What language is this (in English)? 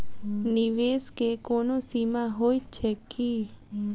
Maithili